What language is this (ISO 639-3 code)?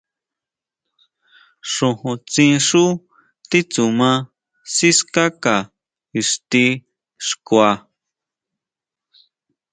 mau